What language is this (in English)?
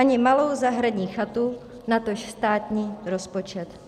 Czech